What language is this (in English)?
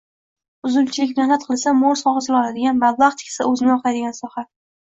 Uzbek